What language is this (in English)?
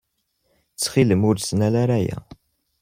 Kabyle